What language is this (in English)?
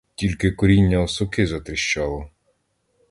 Ukrainian